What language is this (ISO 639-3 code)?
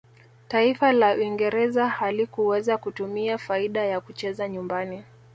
swa